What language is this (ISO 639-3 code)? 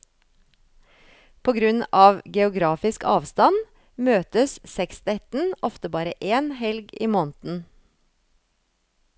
nor